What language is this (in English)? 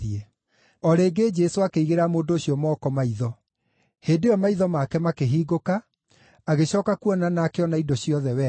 Kikuyu